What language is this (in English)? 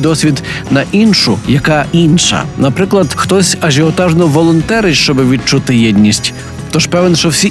Ukrainian